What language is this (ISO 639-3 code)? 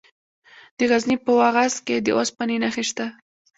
pus